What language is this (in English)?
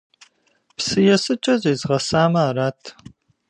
Kabardian